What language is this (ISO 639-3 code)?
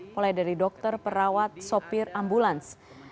ind